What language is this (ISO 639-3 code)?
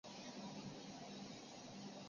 zho